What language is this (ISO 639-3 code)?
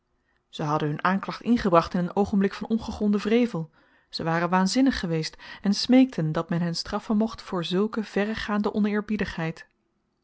nld